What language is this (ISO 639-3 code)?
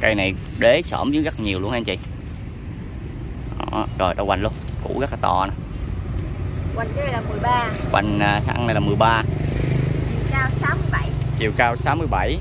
vie